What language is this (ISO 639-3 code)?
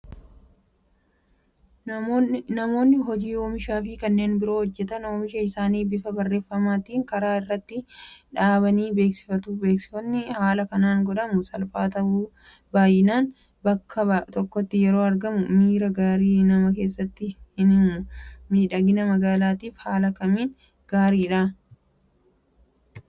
orm